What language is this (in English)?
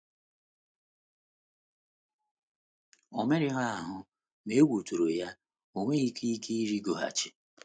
Igbo